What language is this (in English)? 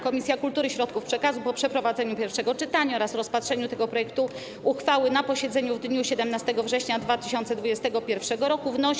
Polish